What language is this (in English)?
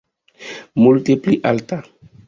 Esperanto